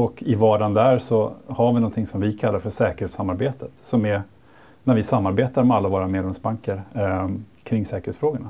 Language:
Swedish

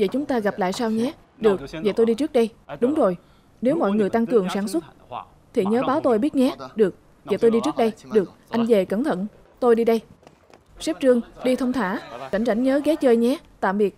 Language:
Vietnamese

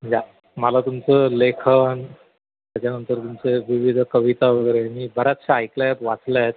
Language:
Marathi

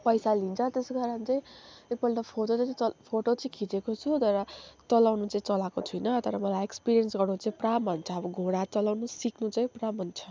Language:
Nepali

